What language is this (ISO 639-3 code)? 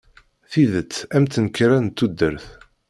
kab